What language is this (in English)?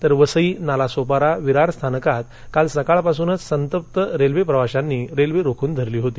Marathi